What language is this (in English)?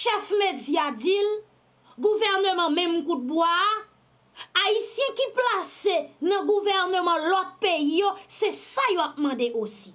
French